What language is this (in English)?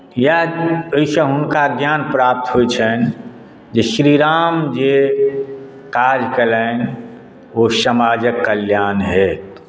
Maithili